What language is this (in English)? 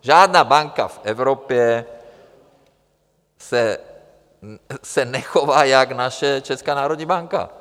Czech